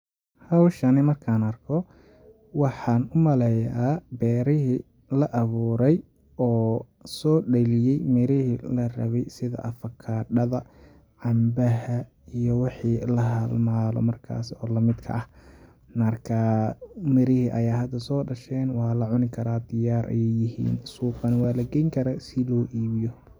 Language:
Somali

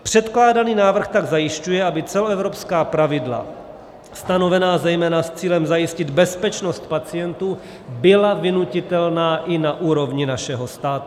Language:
Czech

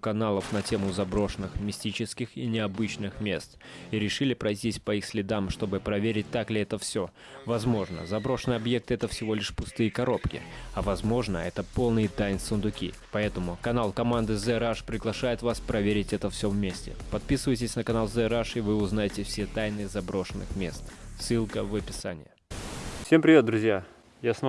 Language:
Russian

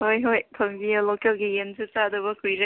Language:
Manipuri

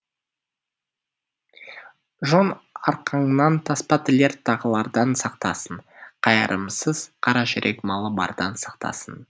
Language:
Kazakh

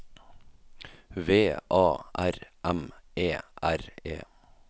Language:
Norwegian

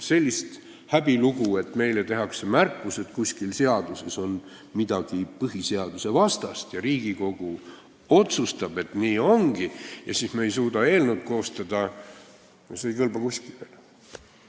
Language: Estonian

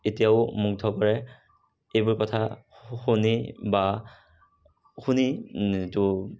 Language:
Assamese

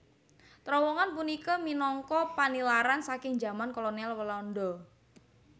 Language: Javanese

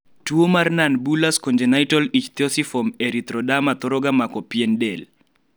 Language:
Luo (Kenya and Tanzania)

